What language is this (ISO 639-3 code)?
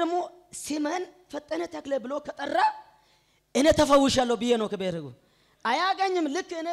ara